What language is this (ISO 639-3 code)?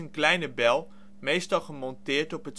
nld